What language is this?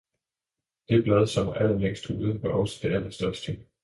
Danish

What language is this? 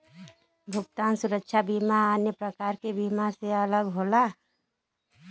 Bhojpuri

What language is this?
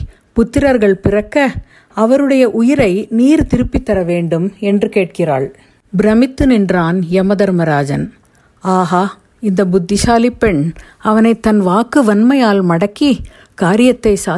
Tamil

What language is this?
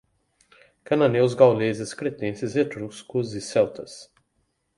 Portuguese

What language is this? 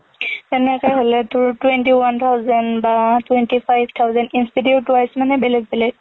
Assamese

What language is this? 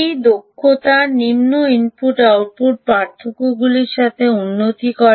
Bangla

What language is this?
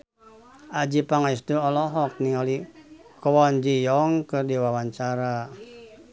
Sundanese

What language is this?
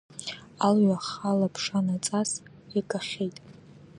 Abkhazian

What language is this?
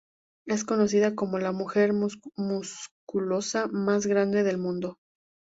Spanish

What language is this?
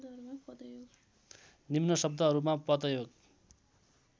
Nepali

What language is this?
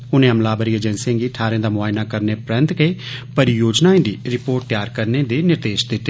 Dogri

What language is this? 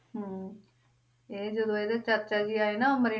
Punjabi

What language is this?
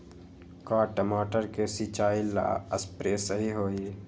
Magahi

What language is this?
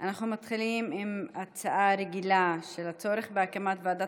Hebrew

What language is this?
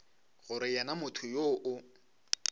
Northern Sotho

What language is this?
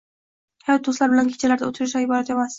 Uzbek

